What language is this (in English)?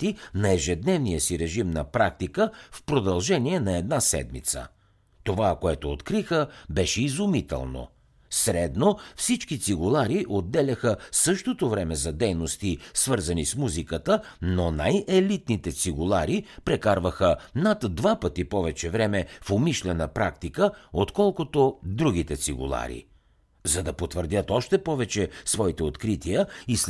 Bulgarian